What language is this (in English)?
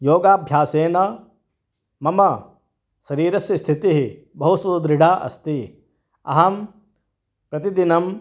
Sanskrit